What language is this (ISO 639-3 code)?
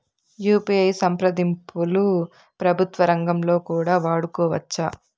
tel